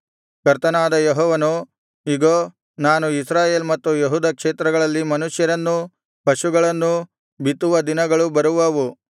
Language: Kannada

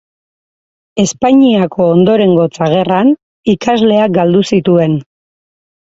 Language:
Basque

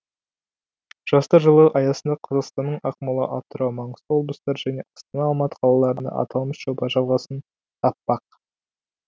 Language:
Kazakh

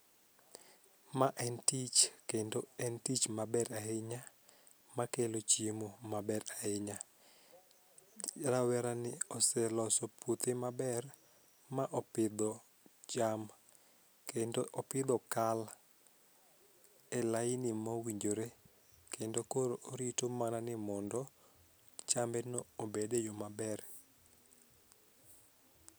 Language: Luo (Kenya and Tanzania)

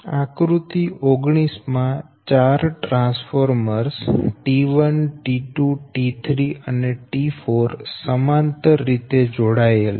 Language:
Gujarati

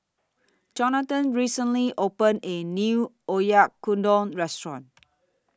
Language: English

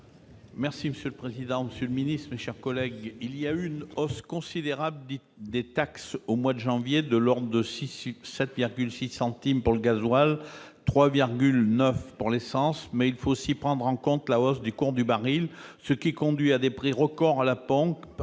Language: French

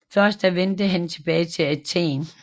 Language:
Danish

